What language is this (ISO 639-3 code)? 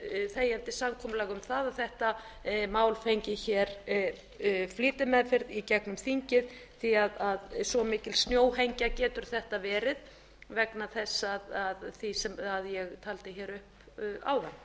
isl